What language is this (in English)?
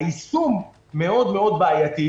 Hebrew